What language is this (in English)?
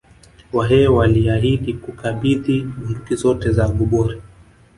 Swahili